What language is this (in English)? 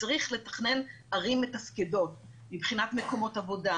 Hebrew